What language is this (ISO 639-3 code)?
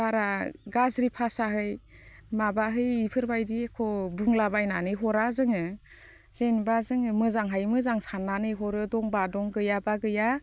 brx